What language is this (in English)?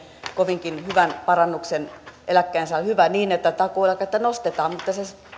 Finnish